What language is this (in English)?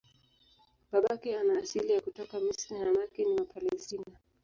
Swahili